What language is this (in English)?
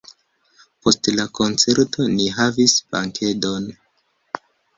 Esperanto